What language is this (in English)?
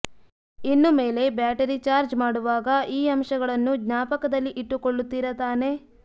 Kannada